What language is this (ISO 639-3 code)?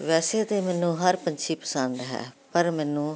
pan